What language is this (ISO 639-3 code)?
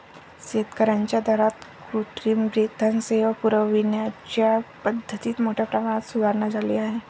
mar